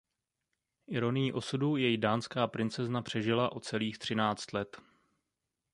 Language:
Czech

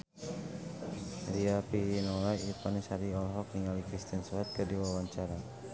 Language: Sundanese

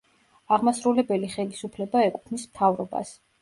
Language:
Georgian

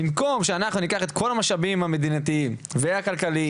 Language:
Hebrew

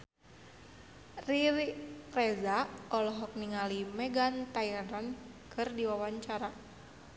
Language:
Sundanese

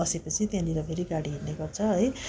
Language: Nepali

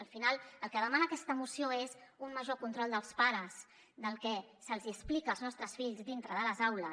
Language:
Catalan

